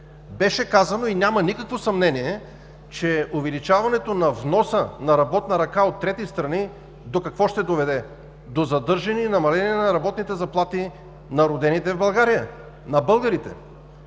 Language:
Bulgarian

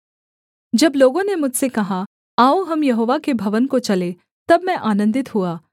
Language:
Hindi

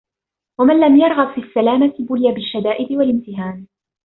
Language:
Arabic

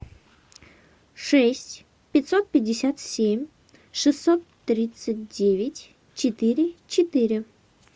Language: Russian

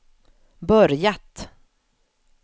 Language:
Swedish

